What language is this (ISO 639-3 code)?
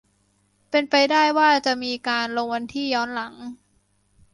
tha